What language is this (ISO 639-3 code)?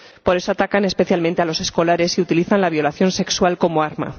spa